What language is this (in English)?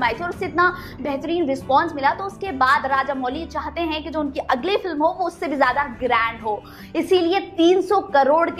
Hindi